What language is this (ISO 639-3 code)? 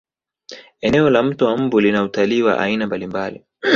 swa